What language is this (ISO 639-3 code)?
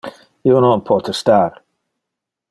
ina